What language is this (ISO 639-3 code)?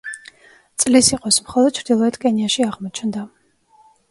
kat